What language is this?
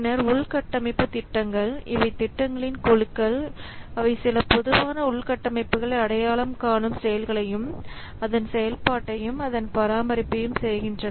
Tamil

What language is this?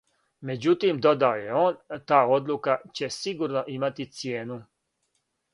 Serbian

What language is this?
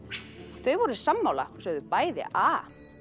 Icelandic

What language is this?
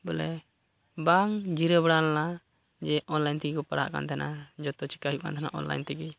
Santali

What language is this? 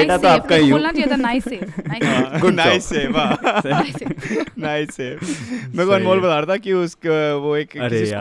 Hindi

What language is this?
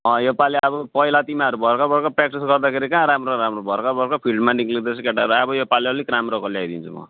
Nepali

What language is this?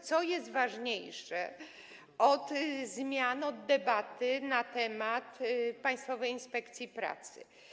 Polish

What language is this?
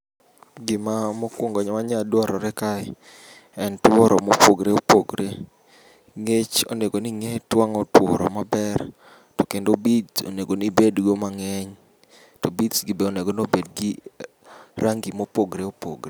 Luo (Kenya and Tanzania)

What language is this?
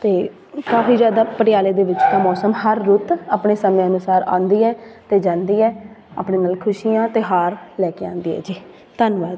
Punjabi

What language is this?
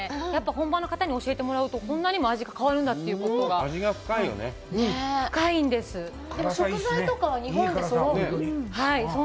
Japanese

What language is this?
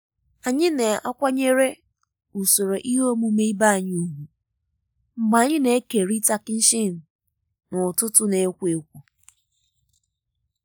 Igbo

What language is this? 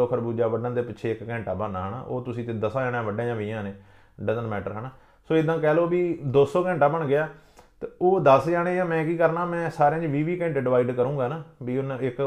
Punjabi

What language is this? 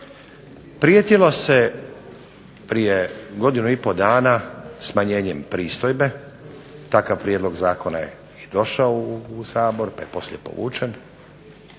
Croatian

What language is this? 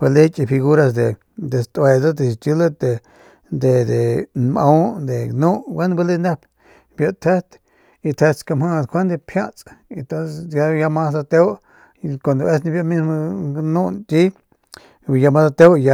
Northern Pame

